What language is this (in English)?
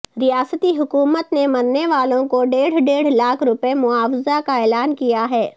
Urdu